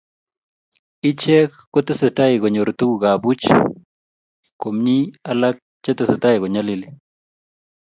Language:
Kalenjin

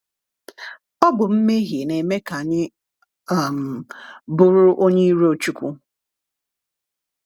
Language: Igbo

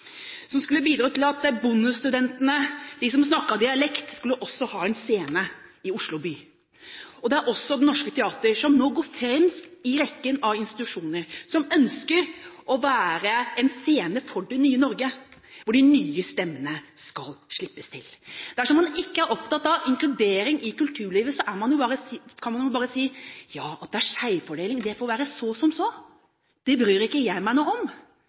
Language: Norwegian Bokmål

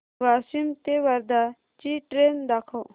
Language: Marathi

